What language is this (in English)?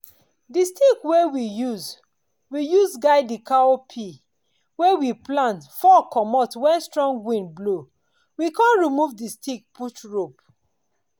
Nigerian Pidgin